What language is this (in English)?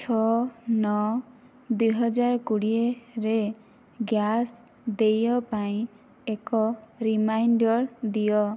Odia